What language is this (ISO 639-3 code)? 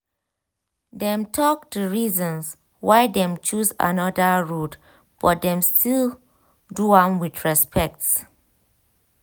pcm